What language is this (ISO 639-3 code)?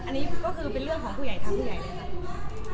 tha